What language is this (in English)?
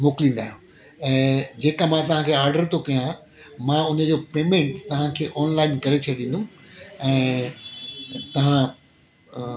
Sindhi